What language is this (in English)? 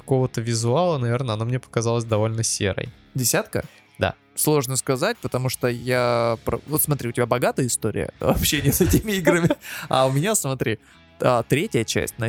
Russian